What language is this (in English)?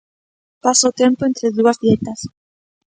Galician